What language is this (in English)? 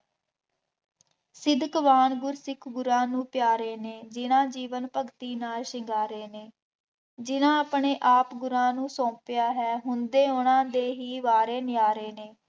Punjabi